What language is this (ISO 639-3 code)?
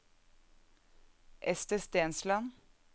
nor